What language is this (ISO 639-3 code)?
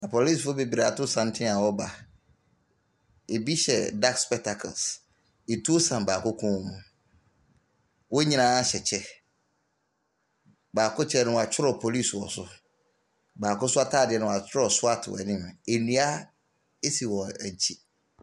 aka